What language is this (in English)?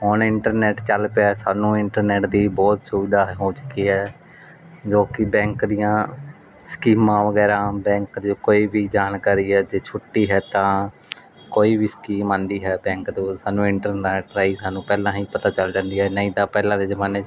Punjabi